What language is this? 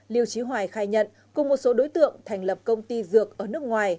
Vietnamese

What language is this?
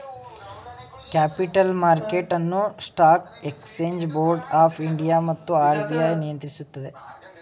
Kannada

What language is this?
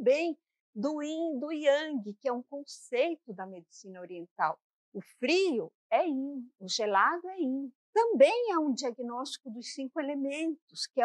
Portuguese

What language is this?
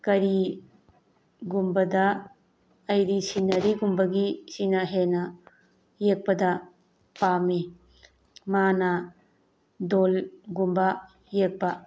Manipuri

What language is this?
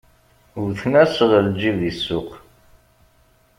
Kabyle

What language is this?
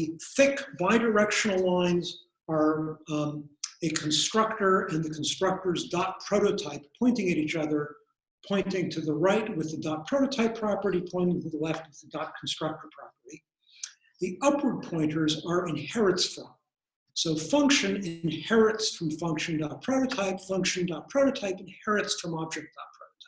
English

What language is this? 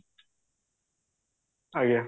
Odia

